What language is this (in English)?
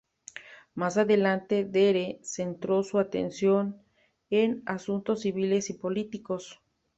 Spanish